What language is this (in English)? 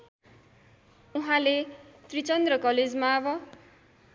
Nepali